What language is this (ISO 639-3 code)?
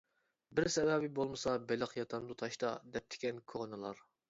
uig